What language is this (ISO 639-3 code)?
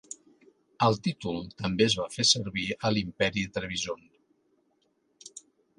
cat